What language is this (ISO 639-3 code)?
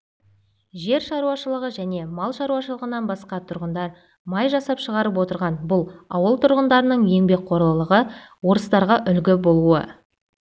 kaz